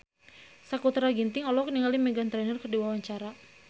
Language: Sundanese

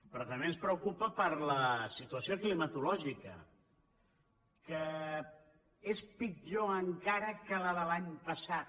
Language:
Catalan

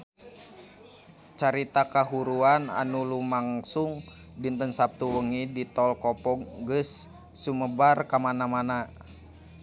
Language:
Sundanese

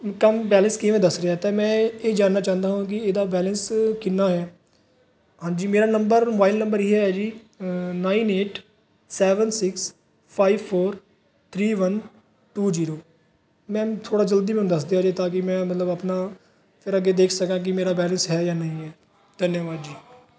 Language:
Punjabi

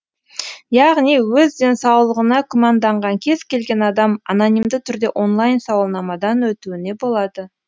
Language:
Kazakh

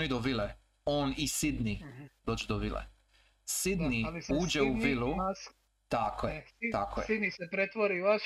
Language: Croatian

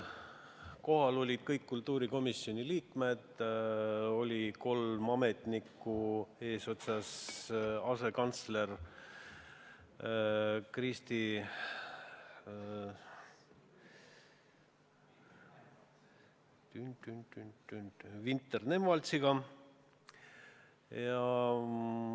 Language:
Estonian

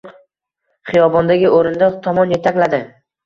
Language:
Uzbek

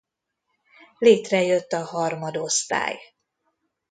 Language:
Hungarian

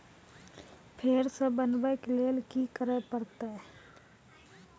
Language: Maithili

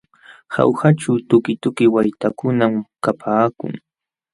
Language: Jauja Wanca Quechua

